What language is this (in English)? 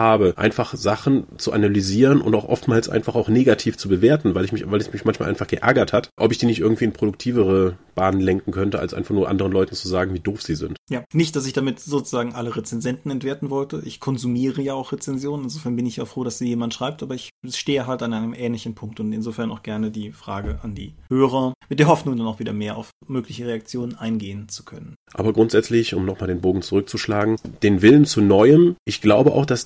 German